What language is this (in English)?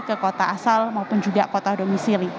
Indonesian